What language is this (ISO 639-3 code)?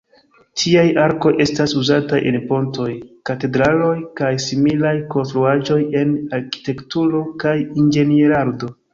epo